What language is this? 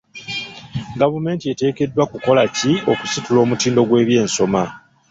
Ganda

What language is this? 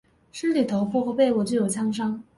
Chinese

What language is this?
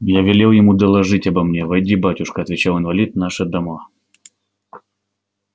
Russian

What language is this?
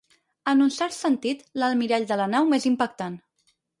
Catalan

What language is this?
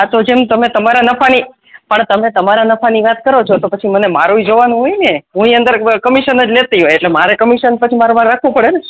Gujarati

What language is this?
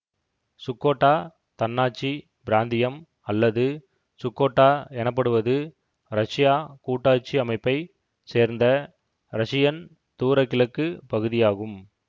Tamil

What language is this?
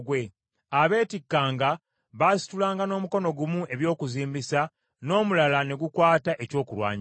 Ganda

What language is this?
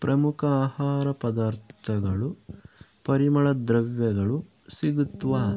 Kannada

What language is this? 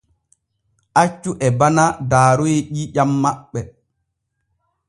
Borgu Fulfulde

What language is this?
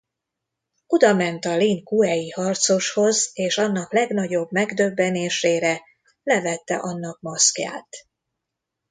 Hungarian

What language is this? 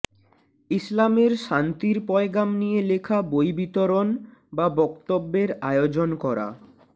Bangla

